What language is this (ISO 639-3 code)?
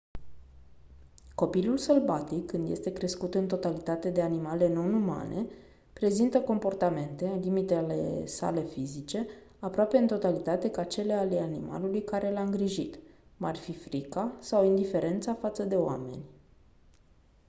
ron